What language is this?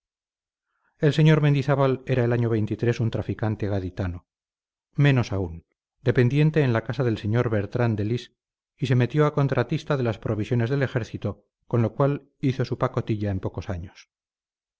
Spanish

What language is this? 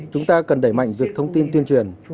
Vietnamese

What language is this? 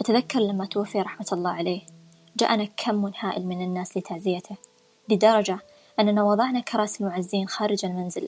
Arabic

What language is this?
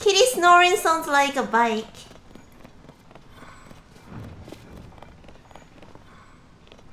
English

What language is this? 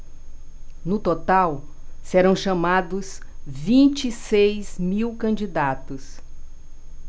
Portuguese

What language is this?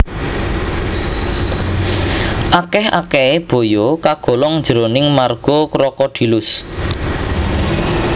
Javanese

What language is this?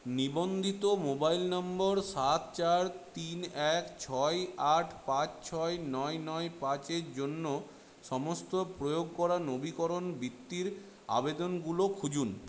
Bangla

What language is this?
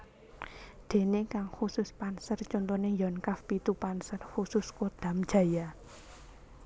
Javanese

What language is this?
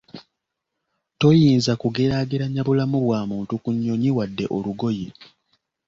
Ganda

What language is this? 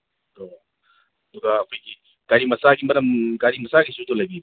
Manipuri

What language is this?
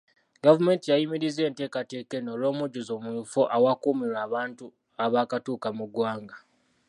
Ganda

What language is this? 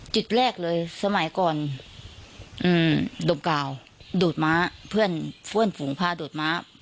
Thai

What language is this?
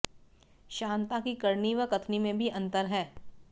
Hindi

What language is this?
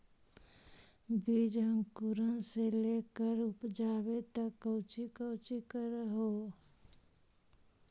Magahi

